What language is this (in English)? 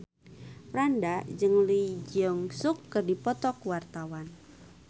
Sundanese